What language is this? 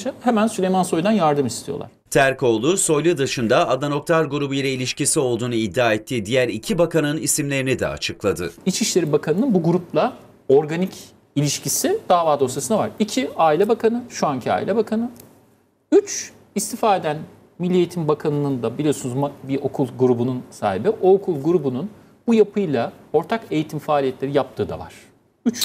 Turkish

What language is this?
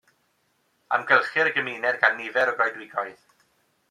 Welsh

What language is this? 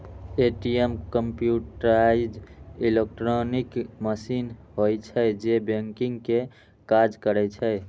Maithili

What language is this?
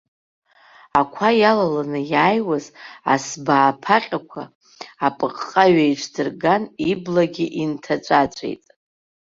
Abkhazian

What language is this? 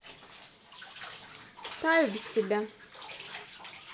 Russian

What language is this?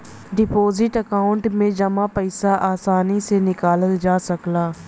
Bhojpuri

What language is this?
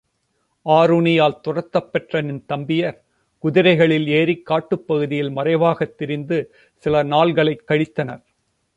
Tamil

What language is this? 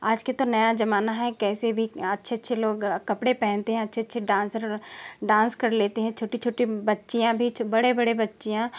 Hindi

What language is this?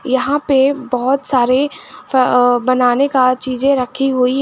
Hindi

